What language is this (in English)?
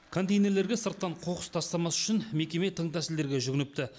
Kazakh